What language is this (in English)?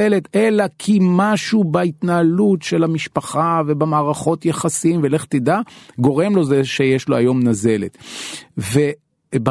Hebrew